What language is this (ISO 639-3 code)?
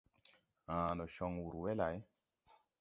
tui